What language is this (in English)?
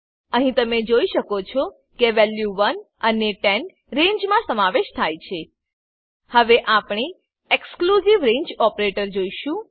Gujarati